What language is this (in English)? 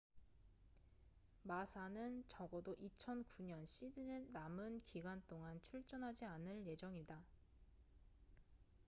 Korean